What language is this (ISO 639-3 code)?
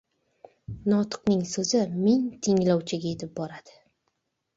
uzb